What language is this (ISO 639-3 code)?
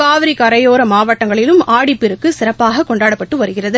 tam